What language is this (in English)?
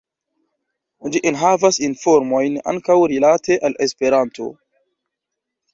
Esperanto